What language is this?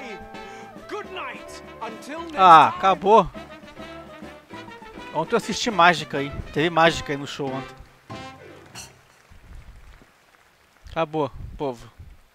Portuguese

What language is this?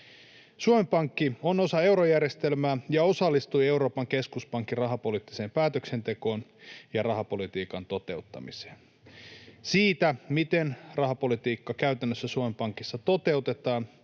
Finnish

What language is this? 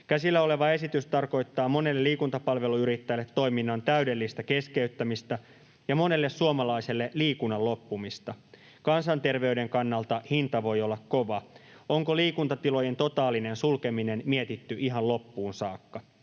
Finnish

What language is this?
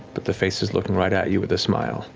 English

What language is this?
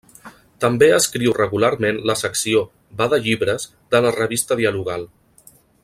Catalan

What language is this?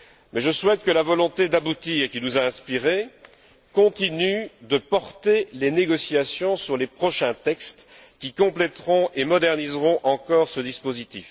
French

